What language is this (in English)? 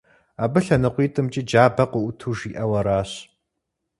Kabardian